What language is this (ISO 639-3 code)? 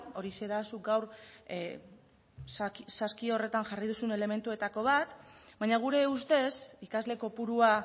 eus